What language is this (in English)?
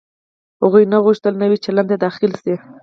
Pashto